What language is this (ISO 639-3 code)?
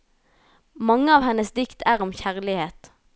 nor